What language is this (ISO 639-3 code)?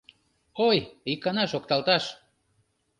chm